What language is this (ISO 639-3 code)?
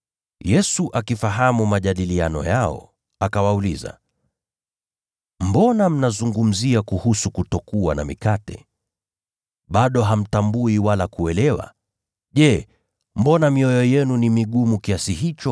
swa